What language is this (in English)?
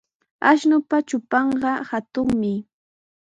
Sihuas Ancash Quechua